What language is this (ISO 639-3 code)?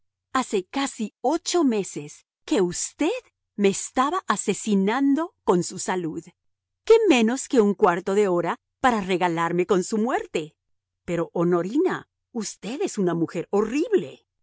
spa